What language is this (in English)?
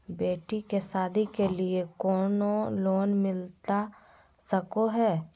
Magahi